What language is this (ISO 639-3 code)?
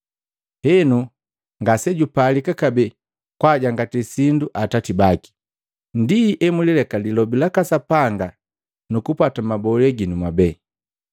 mgv